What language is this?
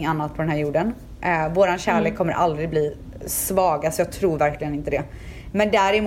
Swedish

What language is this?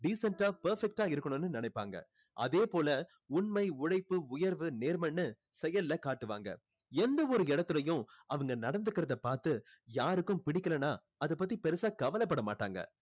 Tamil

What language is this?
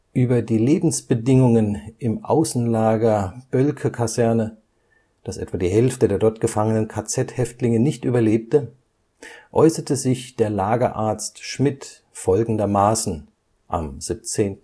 German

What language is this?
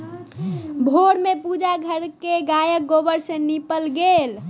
Maithili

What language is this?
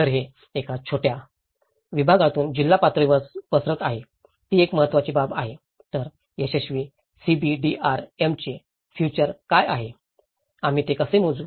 Marathi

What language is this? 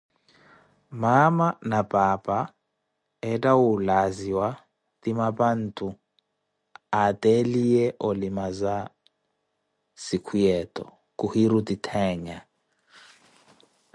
Koti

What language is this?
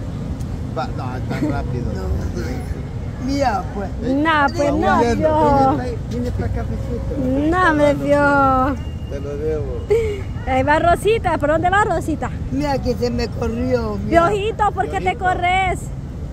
Spanish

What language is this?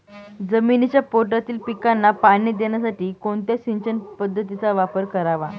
Marathi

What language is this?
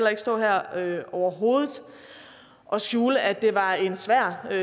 Danish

